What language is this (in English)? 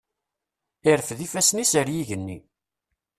Kabyle